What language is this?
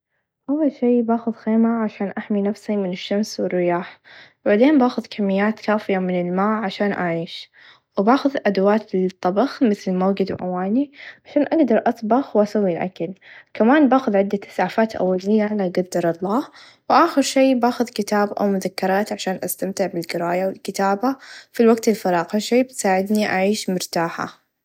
Najdi Arabic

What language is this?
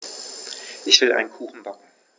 German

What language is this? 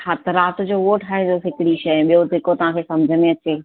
Sindhi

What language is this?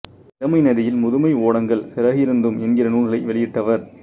Tamil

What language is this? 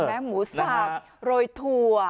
Thai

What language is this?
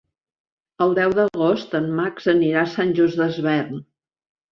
Catalan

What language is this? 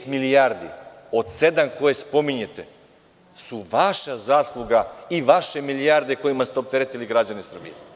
Serbian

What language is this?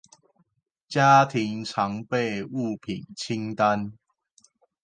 Chinese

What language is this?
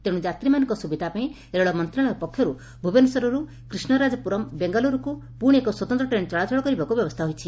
Odia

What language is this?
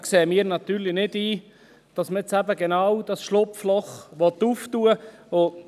Swiss German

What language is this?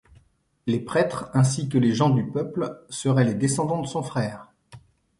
French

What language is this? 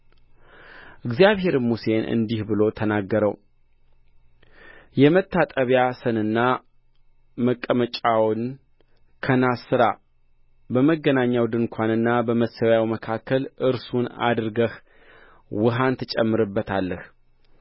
Amharic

